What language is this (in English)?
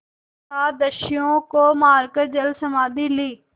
Hindi